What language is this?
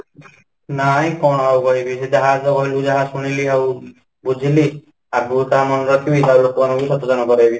Odia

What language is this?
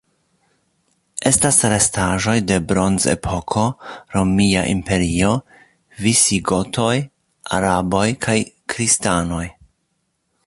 Esperanto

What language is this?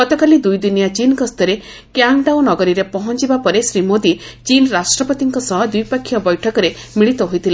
Odia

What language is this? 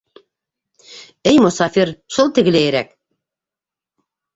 Bashkir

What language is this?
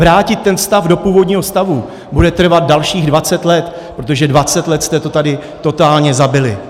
Czech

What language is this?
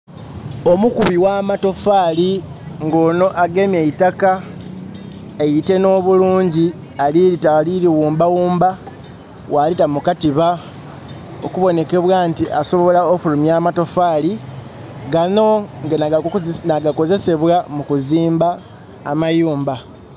Soga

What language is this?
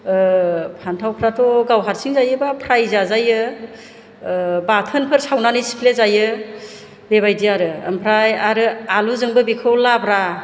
Bodo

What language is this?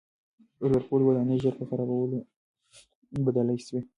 Pashto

